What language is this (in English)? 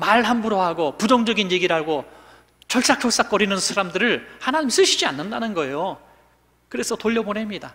Korean